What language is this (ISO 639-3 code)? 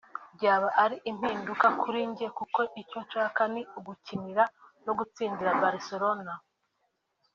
kin